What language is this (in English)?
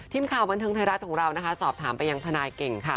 Thai